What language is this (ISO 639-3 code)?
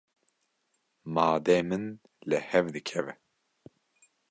kur